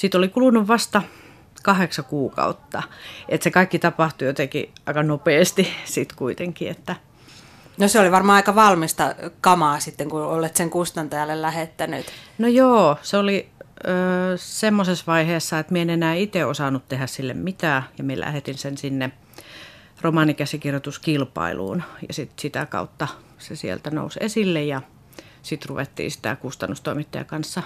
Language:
Finnish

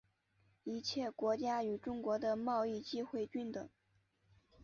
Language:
Chinese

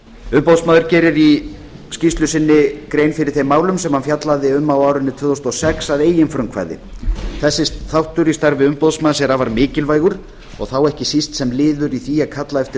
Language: Icelandic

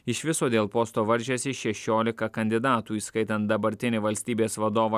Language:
Lithuanian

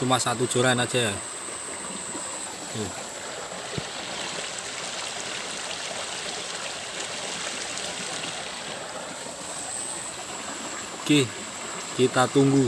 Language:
Indonesian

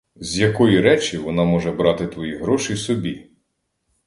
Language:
Ukrainian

